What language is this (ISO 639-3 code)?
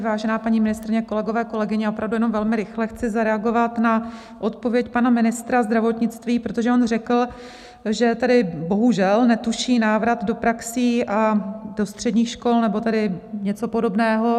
ces